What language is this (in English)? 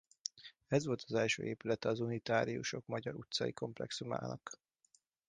Hungarian